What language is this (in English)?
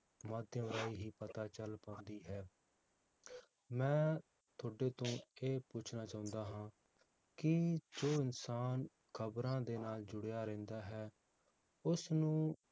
Punjabi